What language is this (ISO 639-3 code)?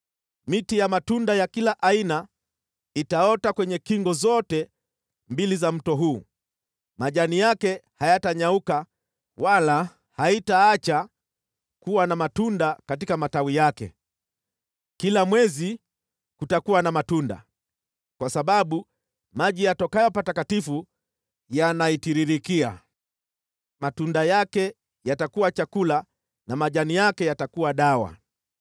swa